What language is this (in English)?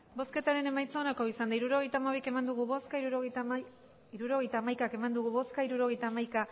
Basque